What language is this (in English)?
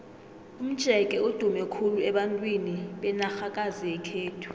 South Ndebele